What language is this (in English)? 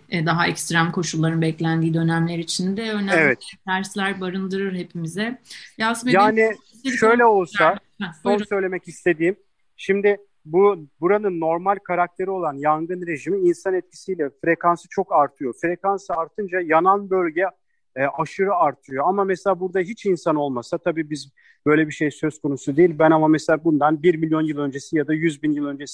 Turkish